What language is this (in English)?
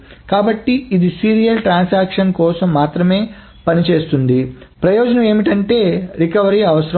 Telugu